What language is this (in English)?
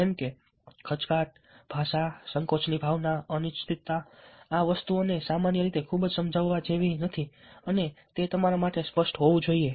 Gujarati